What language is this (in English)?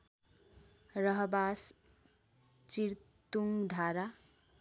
Nepali